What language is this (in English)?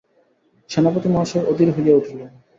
Bangla